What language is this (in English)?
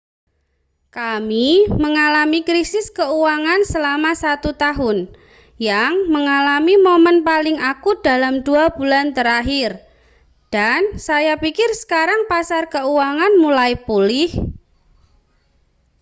Indonesian